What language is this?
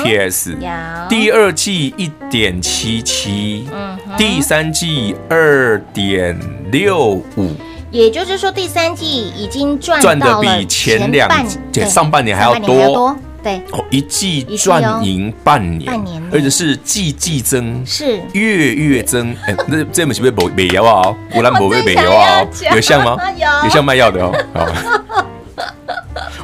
Chinese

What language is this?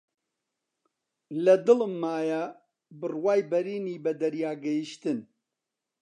Central Kurdish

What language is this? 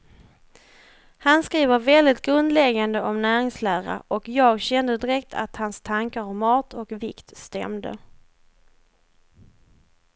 Swedish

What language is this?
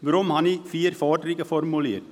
Swiss German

